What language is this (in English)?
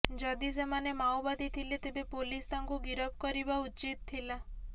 Odia